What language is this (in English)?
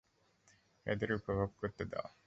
Bangla